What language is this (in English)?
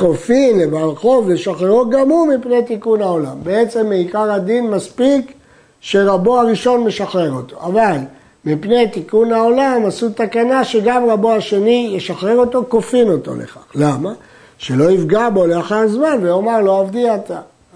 Hebrew